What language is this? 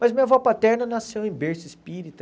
Portuguese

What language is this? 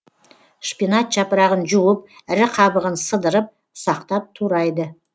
Kazakh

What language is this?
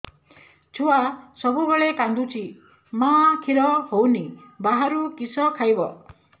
Odia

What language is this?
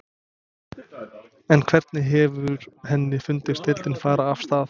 Icelandic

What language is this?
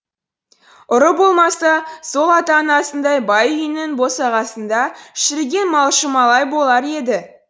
Kazakh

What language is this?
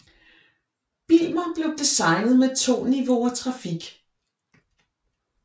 Danish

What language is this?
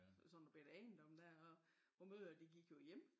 Danish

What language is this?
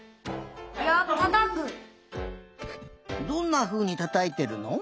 Japanese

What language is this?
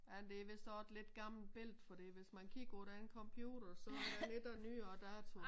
Danish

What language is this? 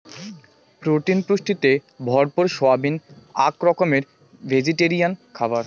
Bangla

